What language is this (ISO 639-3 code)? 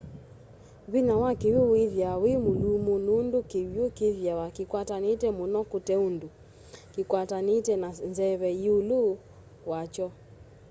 kam